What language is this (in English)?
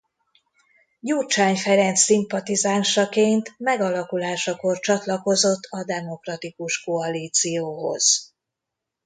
Hungarian